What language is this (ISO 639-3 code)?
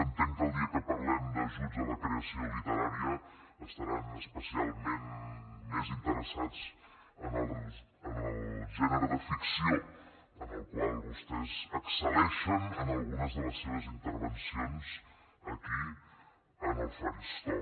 cat